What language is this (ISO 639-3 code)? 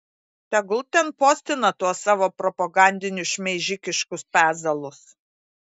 lit